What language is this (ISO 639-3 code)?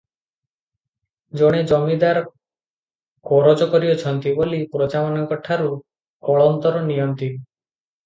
ori